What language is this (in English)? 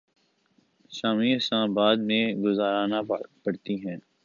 Urdu